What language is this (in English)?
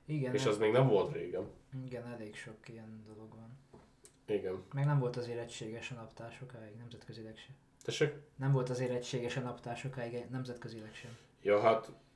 Hungarian